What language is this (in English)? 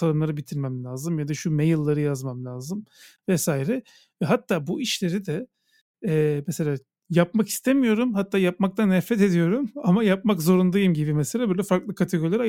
Turkish